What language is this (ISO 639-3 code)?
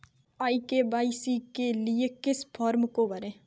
hin